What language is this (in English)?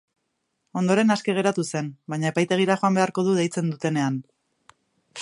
Basque